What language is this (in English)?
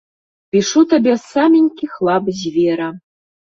Belarusian